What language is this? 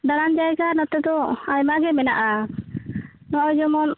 Santali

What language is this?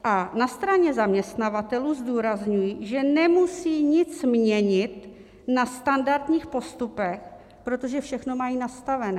Czech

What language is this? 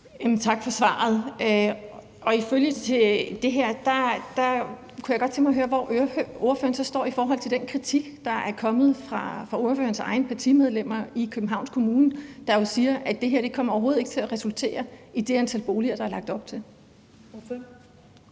Danish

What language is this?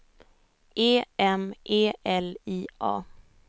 Swedish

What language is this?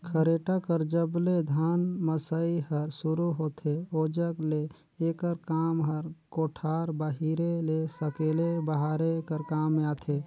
Chhattisgarhi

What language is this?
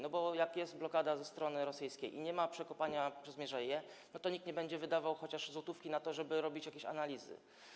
Polish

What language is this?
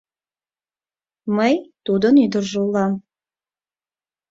Mari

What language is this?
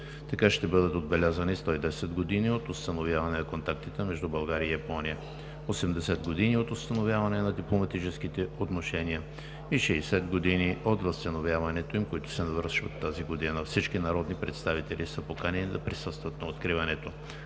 Bulgarian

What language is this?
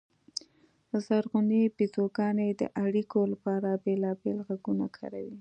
Pashto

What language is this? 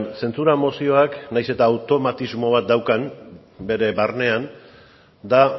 Basque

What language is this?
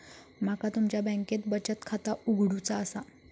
Marathi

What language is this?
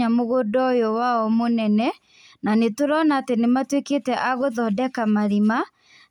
Kikuyu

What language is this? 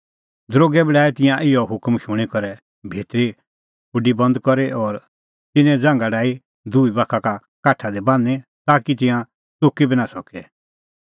Kullu Pahari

